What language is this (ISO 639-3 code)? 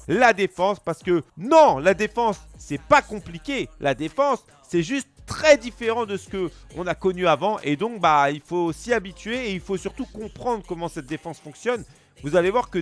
fra